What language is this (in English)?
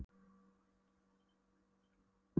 Icelandic